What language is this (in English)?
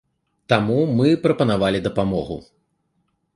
Belarusian